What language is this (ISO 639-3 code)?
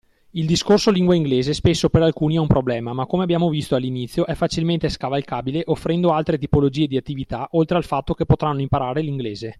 ita